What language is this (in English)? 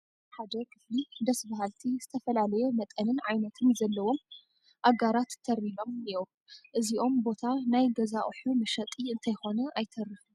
Tigrinya